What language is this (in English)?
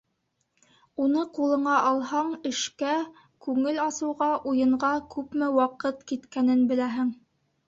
Bashkir